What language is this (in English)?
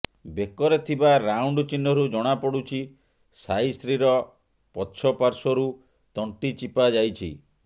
Odia